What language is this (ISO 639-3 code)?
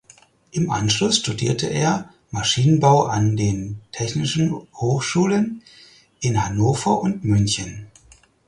deu